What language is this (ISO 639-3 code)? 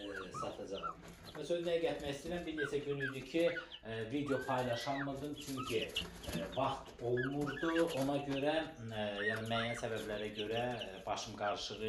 tur